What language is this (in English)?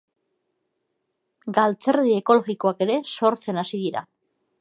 Basque